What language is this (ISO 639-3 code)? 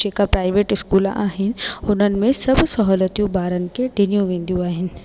snd